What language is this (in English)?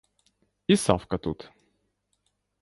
Ukrainian